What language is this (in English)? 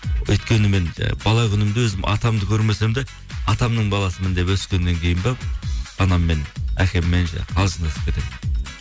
Kazakh